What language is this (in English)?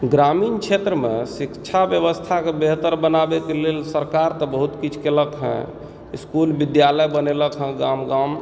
Maithili